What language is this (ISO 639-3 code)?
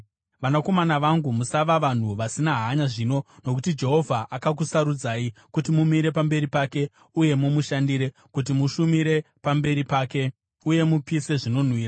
sna